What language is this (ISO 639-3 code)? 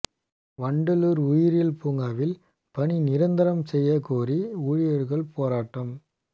tam